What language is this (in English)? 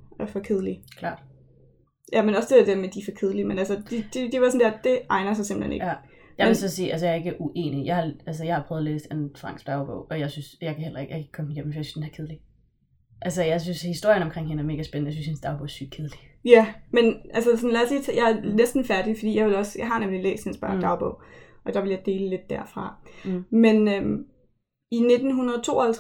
Danish